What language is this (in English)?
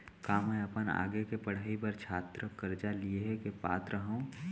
Chhattisgarhi